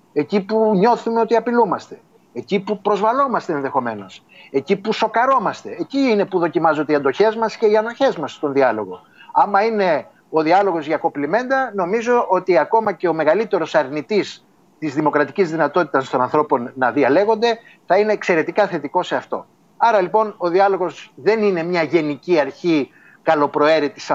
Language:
Greek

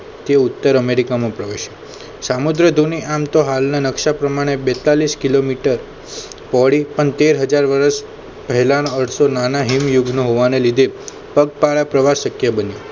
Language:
Gujarati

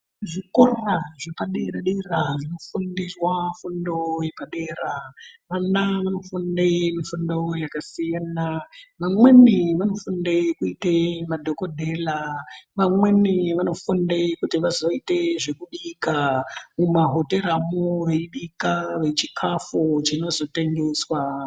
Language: Ndau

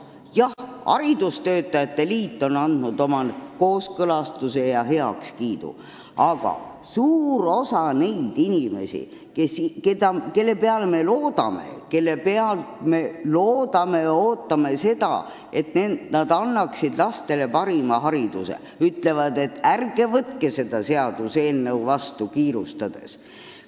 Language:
Estonian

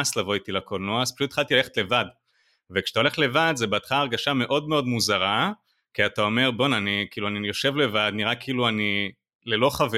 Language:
Hebrew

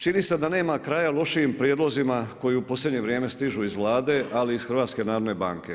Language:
Croatian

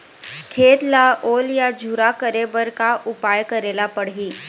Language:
Chhattisgarhi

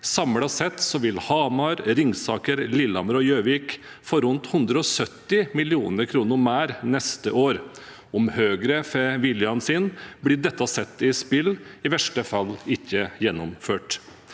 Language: Norwegian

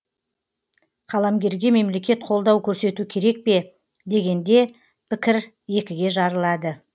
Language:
Kazakh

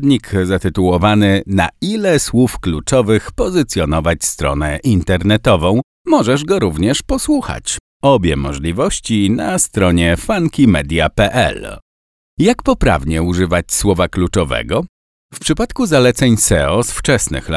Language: Polish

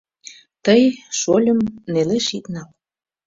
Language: Mari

